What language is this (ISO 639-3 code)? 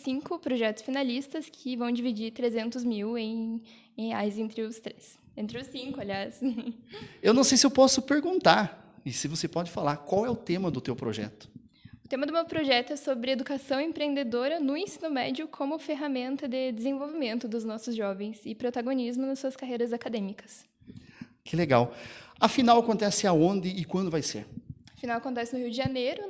por